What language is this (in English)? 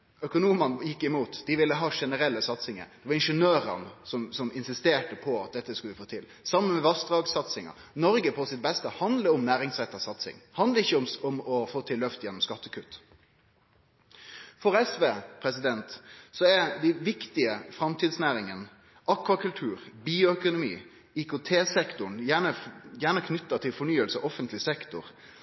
Norwegian Nynorsk